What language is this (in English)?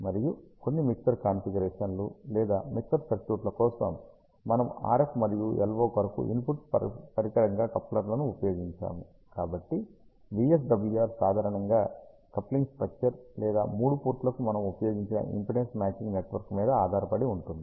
Telugu